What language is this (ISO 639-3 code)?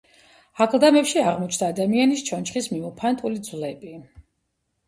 kat